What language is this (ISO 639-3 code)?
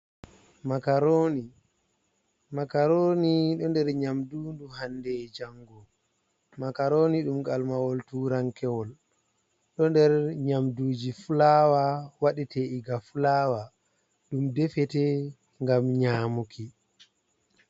ful